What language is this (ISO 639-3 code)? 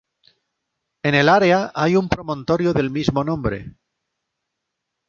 spa